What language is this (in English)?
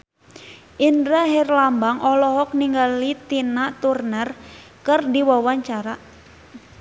Sundanese